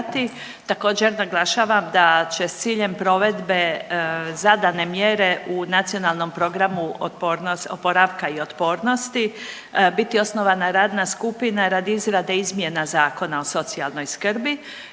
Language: Croatian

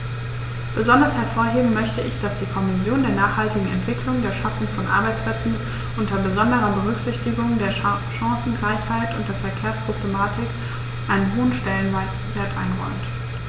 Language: German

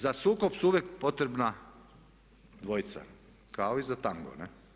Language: Croatian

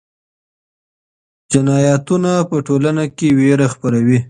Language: Pashto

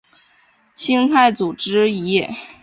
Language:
Chinese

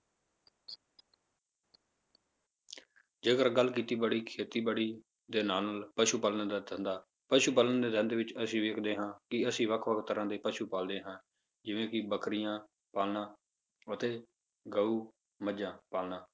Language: Punjabi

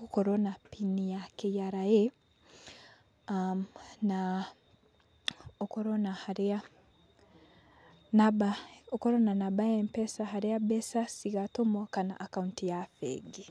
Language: Kikuyu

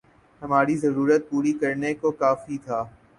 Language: Urdu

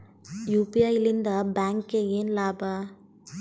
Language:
Kannada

